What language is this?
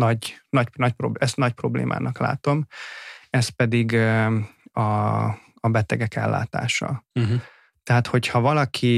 Hungarian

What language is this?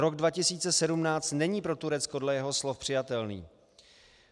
Czech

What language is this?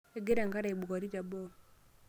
Masai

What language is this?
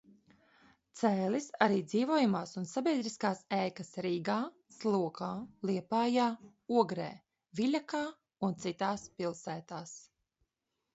Latvian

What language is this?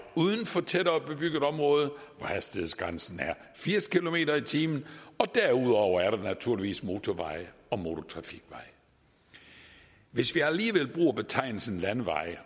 Danish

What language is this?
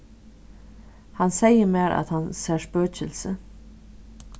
Faroese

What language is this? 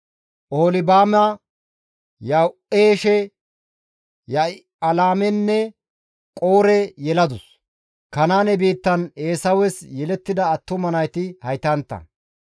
Gamo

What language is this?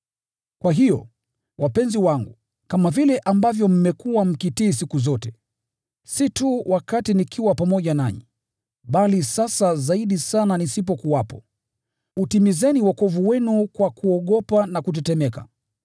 Swahili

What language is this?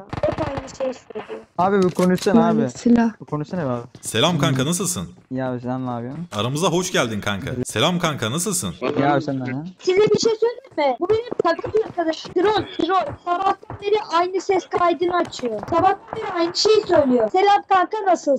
Turkish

